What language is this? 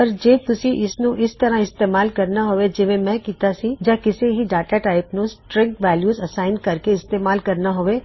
Punjabi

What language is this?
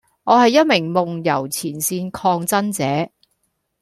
Cantonese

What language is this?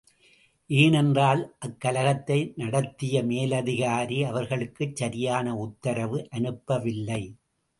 Tamil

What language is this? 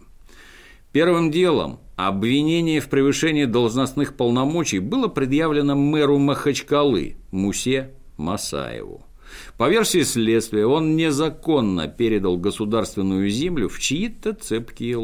Russian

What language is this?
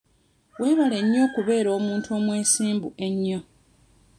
Ganda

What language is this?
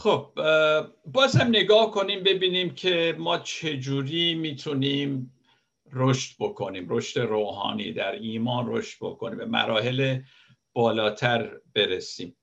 Persian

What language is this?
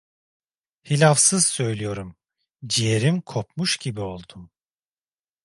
Turkish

